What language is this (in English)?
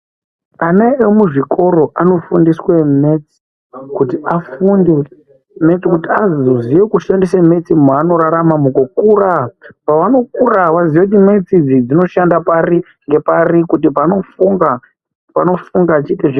Ndau